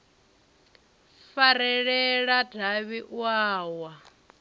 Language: Venda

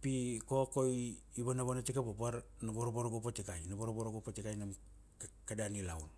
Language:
Kuanua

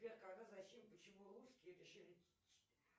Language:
Russian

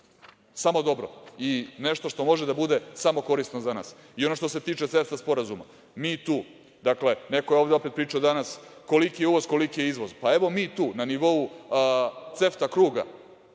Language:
Serbian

